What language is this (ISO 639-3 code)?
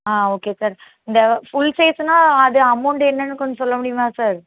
tam